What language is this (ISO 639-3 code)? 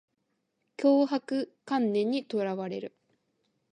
jpn